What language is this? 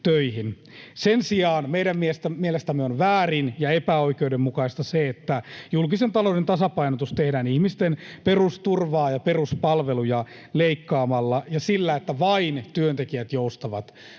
Finnish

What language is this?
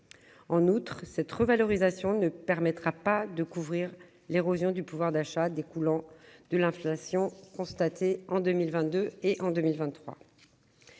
French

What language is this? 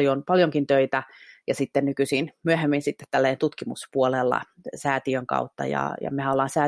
Finnish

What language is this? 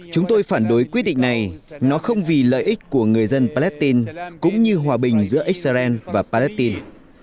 Vietnamese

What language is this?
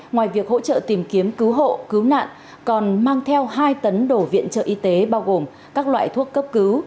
Vietnamese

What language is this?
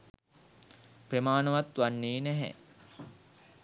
Sinhala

